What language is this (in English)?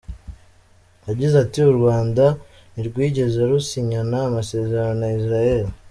Kinyarwanda